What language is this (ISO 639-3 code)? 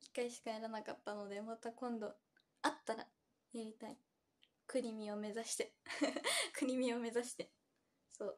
jpn